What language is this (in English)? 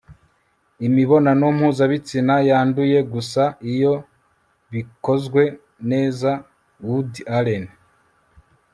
Kinyarwanda